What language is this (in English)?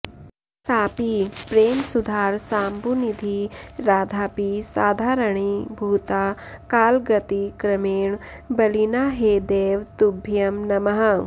Sanskrit